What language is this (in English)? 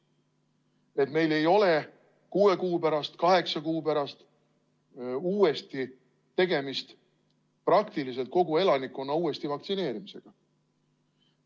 Estonian